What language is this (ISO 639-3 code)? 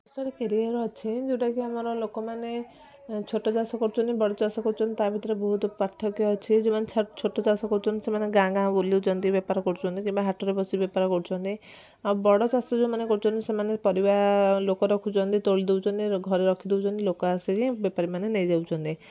ori